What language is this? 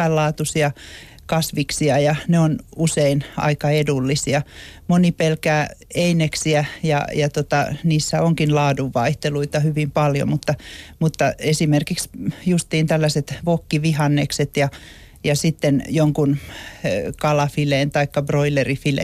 Finnish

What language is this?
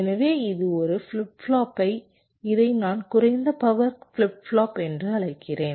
Tamil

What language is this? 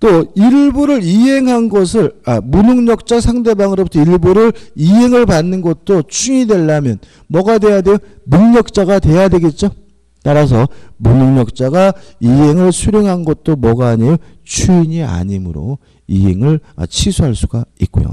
Korean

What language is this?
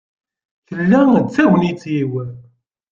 Kabyle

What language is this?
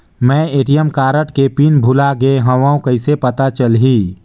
Chhattisgarhi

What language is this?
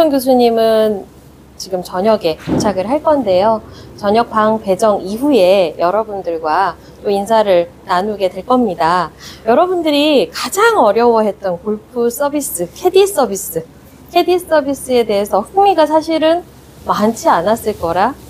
Korean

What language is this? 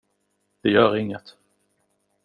Swedish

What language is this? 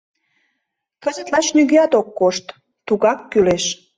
Mari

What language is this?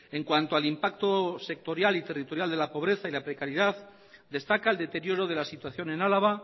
Spanish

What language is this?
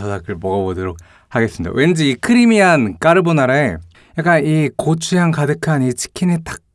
Korean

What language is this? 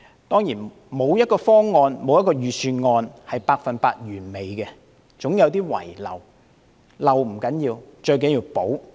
Cantonese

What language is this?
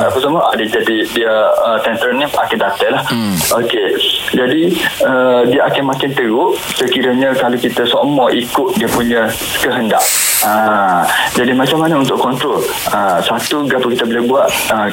Malay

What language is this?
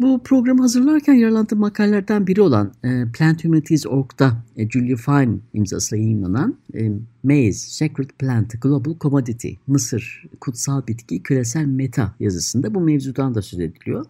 Turkish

